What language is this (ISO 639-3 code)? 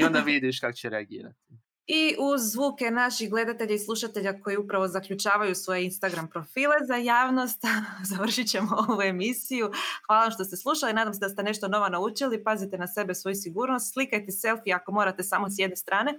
hrv